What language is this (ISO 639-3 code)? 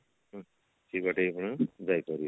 ori